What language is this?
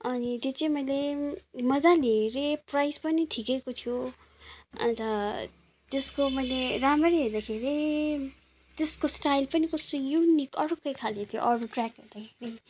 Nepali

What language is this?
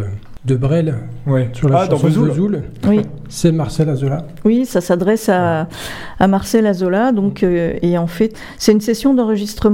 French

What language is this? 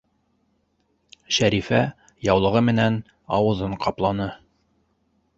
Bashkir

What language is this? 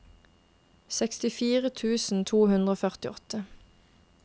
Norwegian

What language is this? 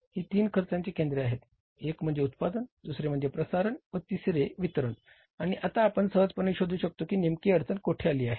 Marathi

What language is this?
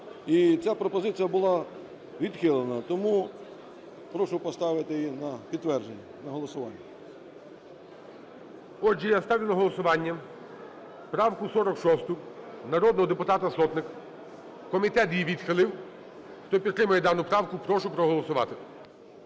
Ukrainian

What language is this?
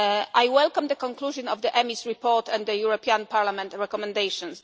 English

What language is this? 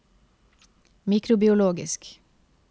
Norwegian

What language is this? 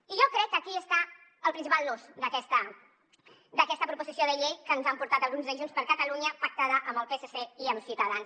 Catalan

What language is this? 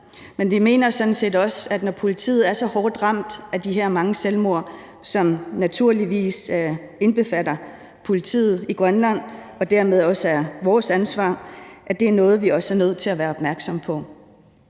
Danish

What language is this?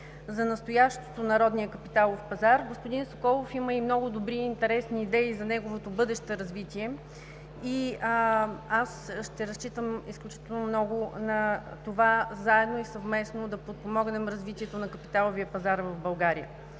Bulgarian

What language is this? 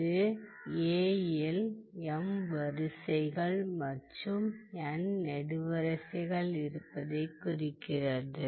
Tamil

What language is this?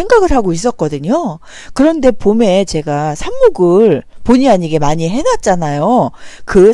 Korean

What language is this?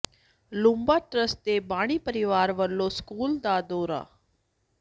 Punjabi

